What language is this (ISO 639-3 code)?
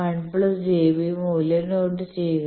mal